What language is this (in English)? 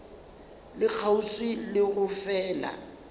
Northern Sotho